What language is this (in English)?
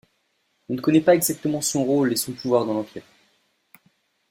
French